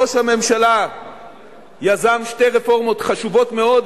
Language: Hebrew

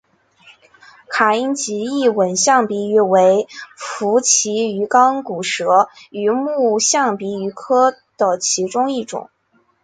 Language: Chinese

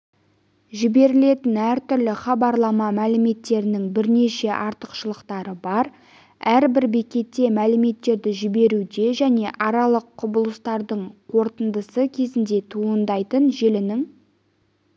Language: Kazakh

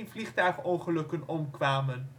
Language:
Dutch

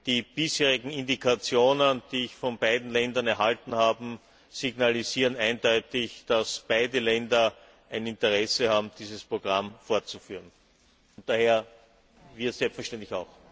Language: German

